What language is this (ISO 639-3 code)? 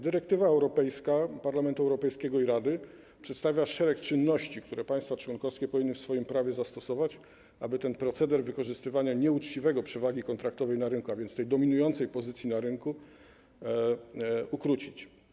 pol